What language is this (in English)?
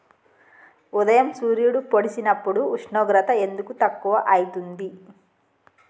Telugu